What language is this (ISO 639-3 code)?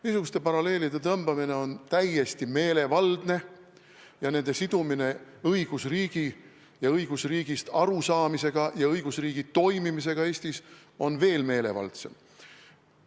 est